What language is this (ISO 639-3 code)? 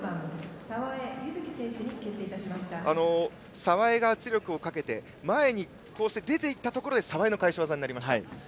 jpn